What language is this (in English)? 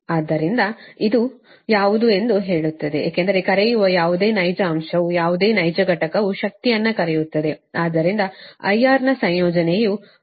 Kannada